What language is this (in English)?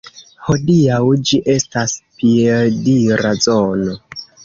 Esperanto